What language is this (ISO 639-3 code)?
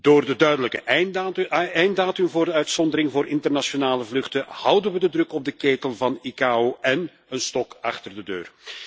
nld